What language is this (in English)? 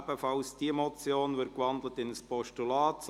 Swiss German